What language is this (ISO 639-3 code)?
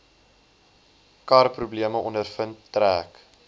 afr